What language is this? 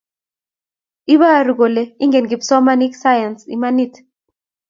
Kalenjin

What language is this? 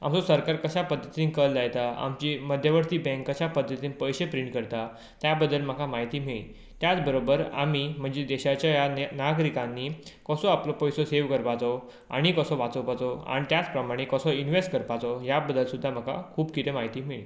Konkani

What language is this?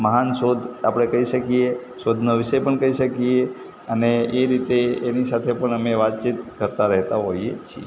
Gujarati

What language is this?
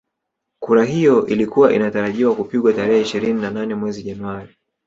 Swahili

